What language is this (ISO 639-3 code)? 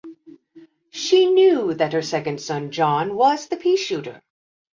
eng